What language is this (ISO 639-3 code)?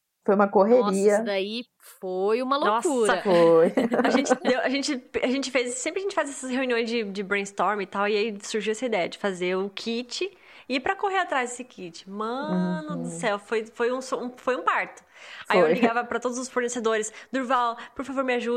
por